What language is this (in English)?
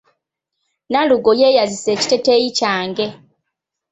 Ganda